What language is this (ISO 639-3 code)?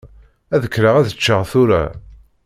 kab